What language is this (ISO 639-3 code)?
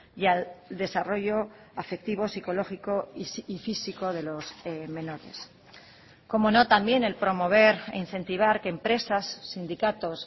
spa